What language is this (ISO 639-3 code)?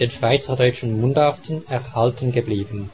deu